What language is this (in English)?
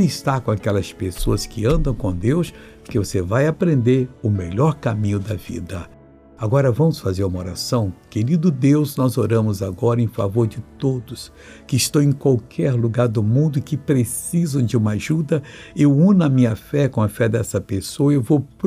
Portuguese